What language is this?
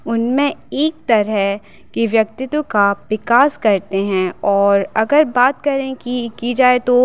Hindi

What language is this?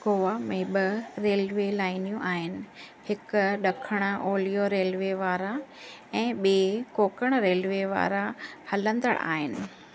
Sindhi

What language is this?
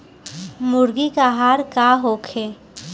Bhojpuri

